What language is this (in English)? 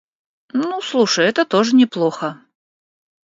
Russian